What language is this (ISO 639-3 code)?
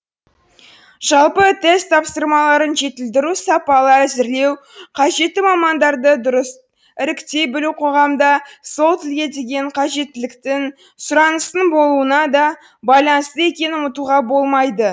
kaz